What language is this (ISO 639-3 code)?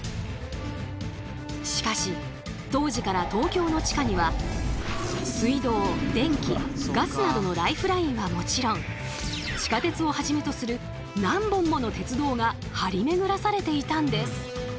jpn